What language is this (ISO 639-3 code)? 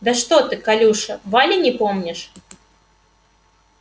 rus